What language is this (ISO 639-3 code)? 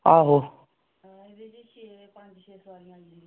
doi